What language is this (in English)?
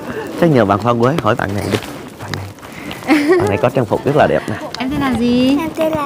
Vietnamese